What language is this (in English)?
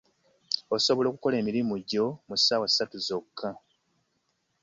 Ganda